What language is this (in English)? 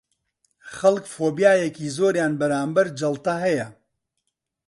Central Kurdish